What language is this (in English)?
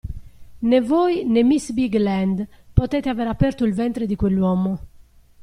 Italian